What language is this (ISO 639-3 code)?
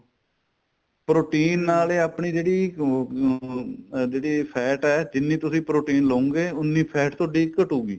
pan